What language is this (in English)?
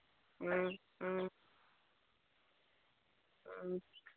Manipuri